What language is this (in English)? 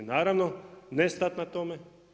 Croatian